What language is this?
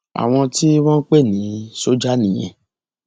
Yoruba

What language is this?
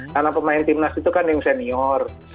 Indonesian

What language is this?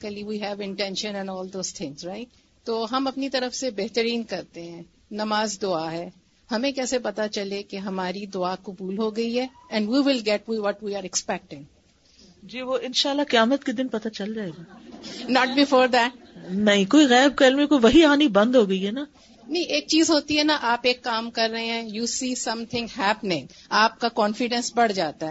Urdu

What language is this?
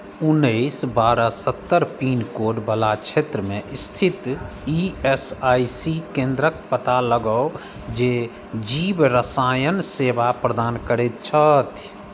Maithili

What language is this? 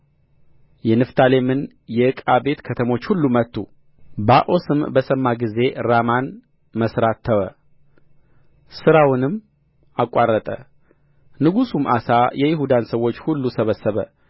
Amharic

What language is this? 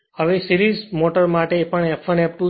Gujarati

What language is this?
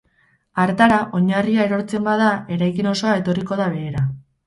Basque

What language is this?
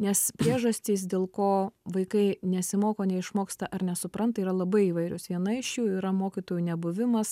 Lithuanian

